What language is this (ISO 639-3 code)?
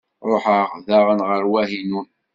kab